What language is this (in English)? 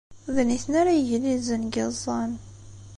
Kabyle